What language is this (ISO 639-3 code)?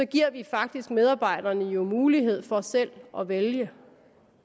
dan